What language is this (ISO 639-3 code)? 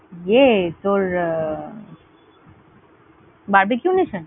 ben